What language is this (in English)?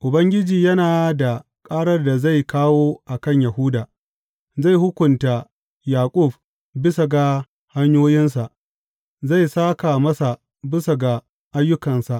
Hausa